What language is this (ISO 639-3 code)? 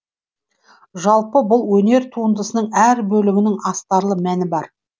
kaz